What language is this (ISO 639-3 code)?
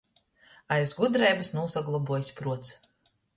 ltg